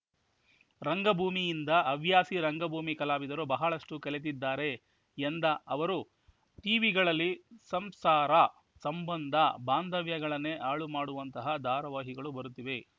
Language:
Kannada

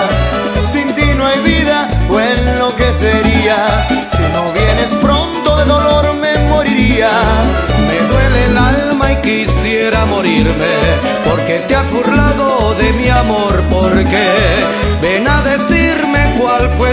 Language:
Spanish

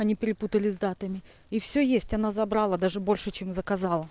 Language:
Russian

